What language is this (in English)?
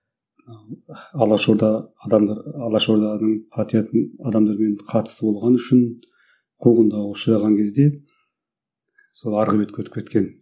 Kazakh